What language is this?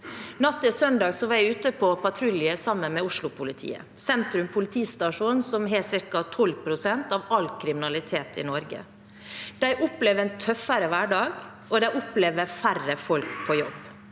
Norwegian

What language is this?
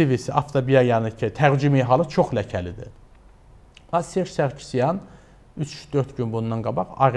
Turkish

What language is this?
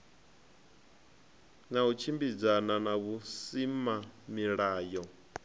Venda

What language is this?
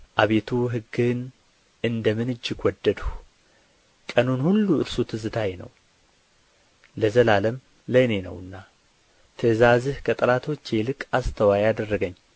Amharic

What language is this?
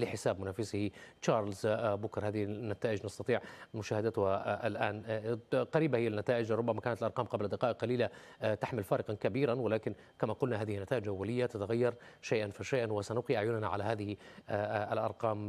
Arabic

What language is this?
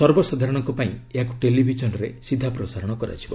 Odia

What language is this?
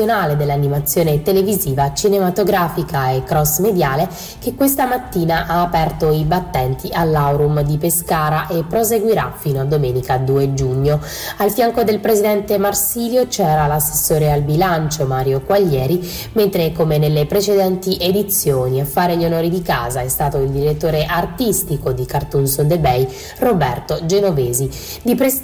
Italian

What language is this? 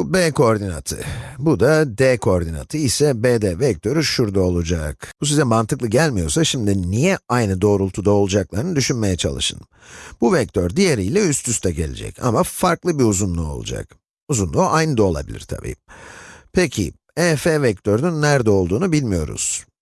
Turkish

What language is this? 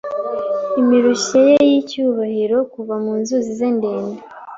Kinyarwanda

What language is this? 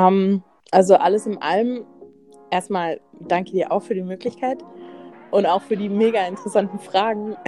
German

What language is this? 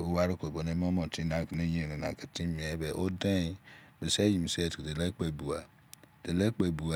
Izon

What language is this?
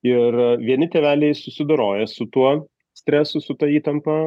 Lithuanian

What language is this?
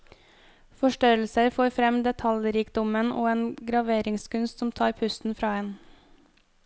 Norwegian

